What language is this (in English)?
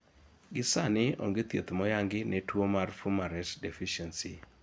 Luo (Kenya and Tanzania)